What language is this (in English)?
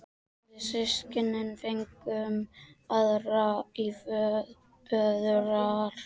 Icelandic